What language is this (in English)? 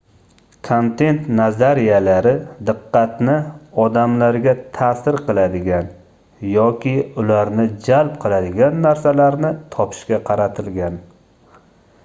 Uzbek